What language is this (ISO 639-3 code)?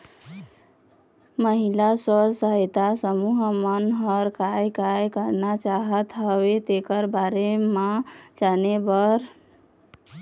hne